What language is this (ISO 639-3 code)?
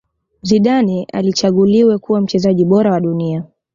swa